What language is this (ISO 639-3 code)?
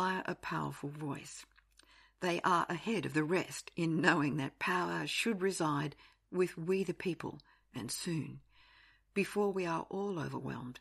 eng